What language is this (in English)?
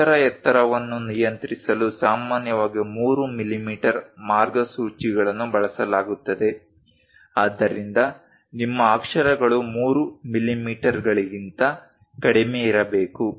Kannada